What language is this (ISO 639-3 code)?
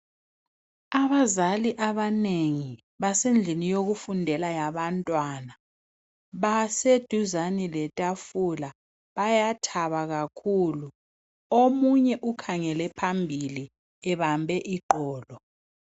nde